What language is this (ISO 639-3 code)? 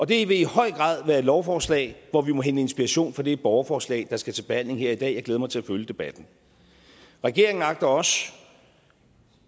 dan